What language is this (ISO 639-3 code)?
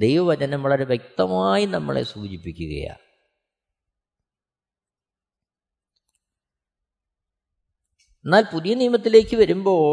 mal